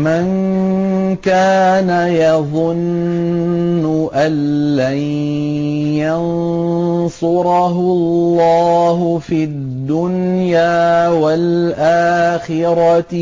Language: Arabic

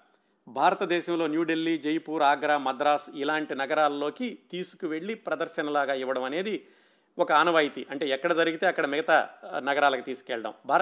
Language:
Telugu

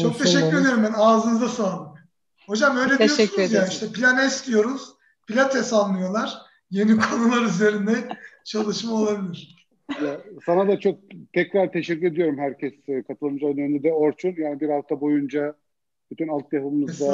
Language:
Turkish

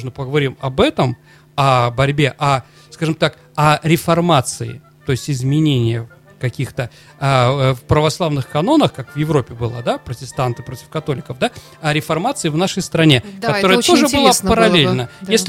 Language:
Russian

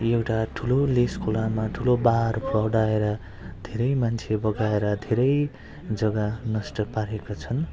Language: Nepali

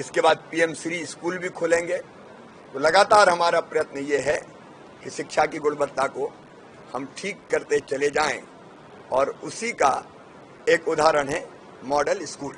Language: Hindi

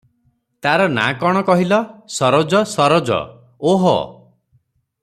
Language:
Odia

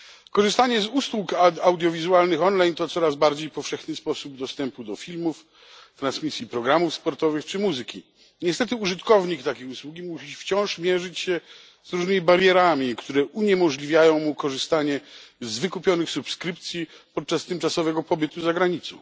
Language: Polish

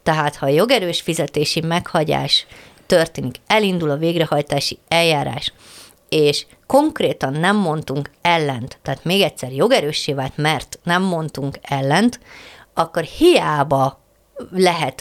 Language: Hungarian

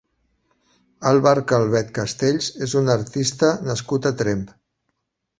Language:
Catalan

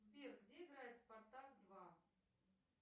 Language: Russian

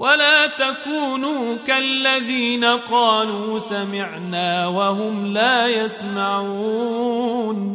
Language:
Arabic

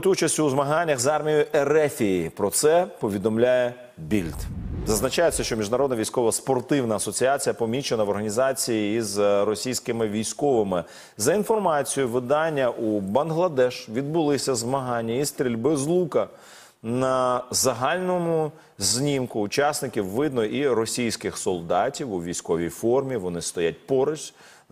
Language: Ukrainian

